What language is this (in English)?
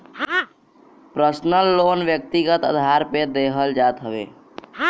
Bhojpuri